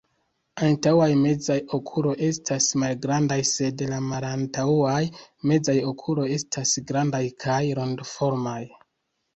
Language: Esperanto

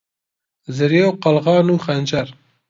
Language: Central Kurdish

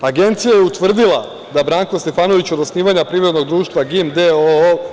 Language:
Serbian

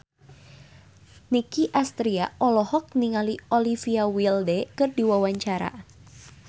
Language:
Sundanese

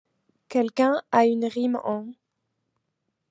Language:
French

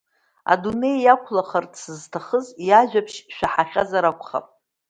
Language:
Abkhazian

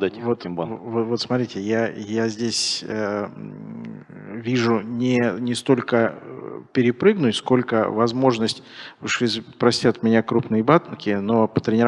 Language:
Russian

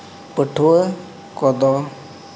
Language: Santali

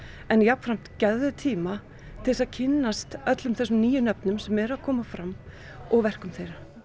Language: Icelandic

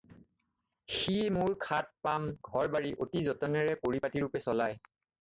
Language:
Assamese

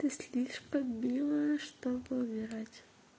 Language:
Russian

